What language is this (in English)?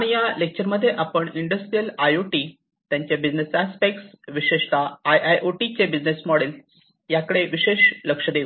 Marathi